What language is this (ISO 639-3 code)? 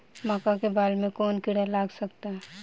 bho